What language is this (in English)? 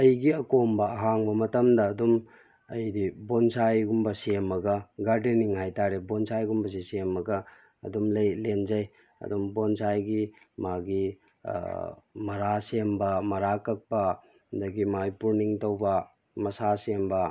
Manipuri